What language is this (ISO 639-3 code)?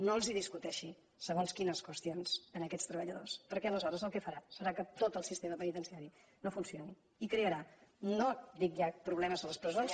cat